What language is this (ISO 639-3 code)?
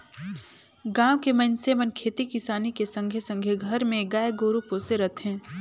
hne